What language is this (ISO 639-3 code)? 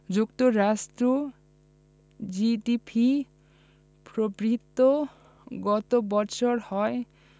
ben